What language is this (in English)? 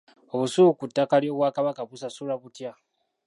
Ganda